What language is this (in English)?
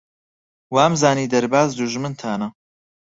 Central Kurdish